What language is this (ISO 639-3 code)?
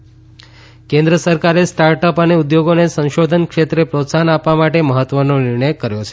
guj